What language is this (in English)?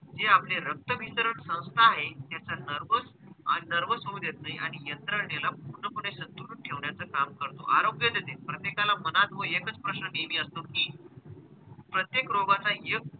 Marathi